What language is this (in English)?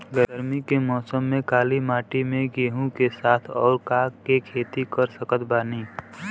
Bhojpuri